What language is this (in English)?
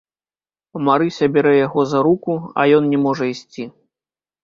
Belarusian